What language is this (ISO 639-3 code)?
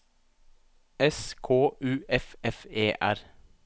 nor